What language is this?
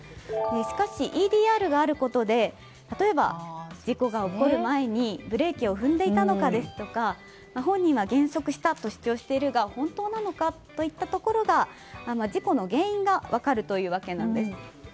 Japanese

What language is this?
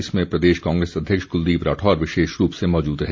Hindi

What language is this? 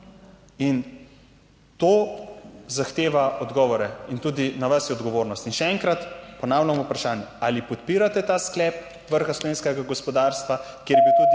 Slovenian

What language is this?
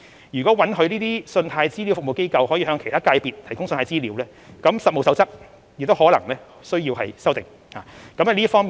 Cantonese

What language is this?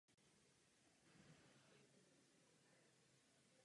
Czech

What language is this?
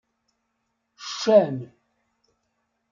Kabyle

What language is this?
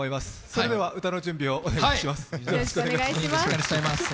Japanese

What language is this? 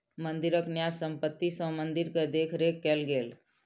Maithili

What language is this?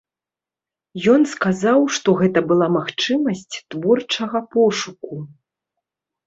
Belarusian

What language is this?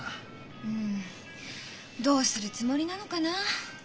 Japanese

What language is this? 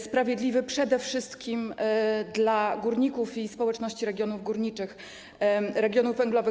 Polish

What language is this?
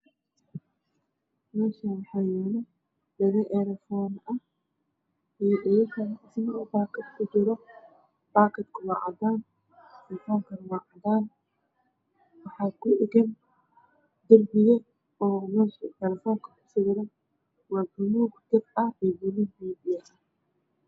Somali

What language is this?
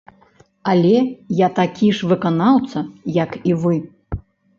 Belarusian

